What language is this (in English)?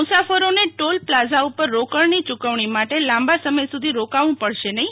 Gujarati